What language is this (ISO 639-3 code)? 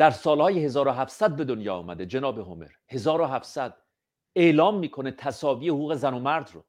fas